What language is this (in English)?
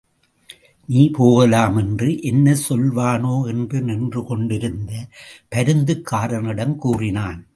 Tamil